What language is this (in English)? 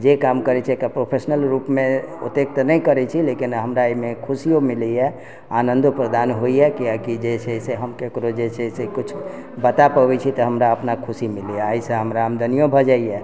Maithili